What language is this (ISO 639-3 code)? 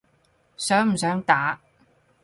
yue